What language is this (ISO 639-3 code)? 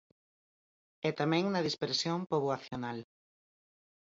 glg